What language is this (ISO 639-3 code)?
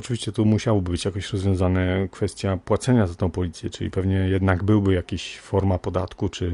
pol